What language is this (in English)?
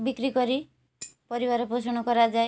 Odia